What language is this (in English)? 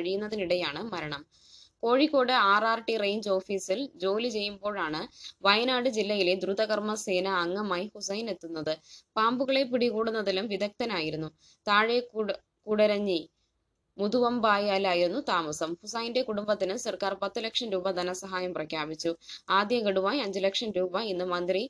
Malayalam